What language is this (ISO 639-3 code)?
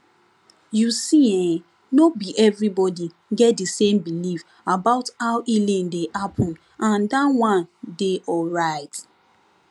pcm